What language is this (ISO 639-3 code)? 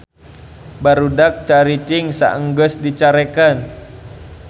sun